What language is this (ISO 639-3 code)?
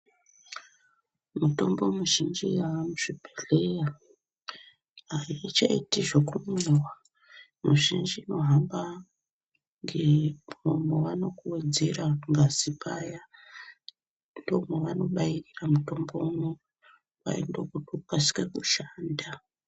ndc